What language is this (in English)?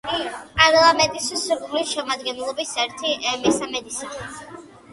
Georgian